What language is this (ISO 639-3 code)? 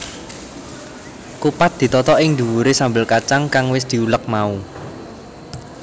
jav